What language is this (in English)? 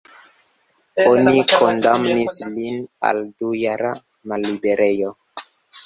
Esperanto